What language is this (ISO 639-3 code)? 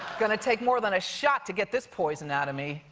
eng